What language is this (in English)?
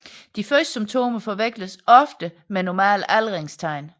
Danish